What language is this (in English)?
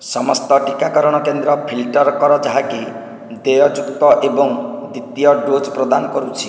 Odia